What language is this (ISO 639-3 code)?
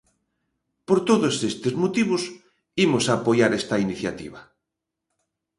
glg